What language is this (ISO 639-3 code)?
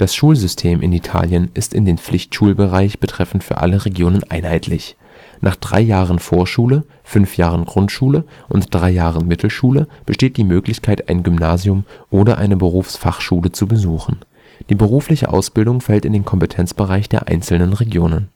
deu